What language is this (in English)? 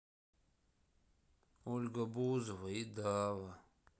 Russian